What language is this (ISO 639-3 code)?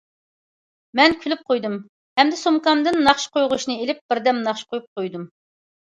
uig